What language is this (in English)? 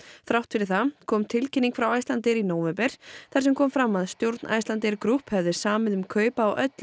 Icelandic